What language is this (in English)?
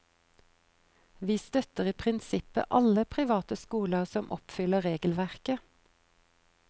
Norwegian